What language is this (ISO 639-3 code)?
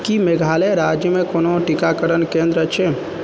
mai